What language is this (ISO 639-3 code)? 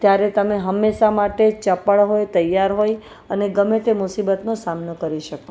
guj